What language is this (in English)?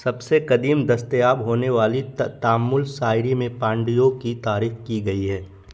Urdu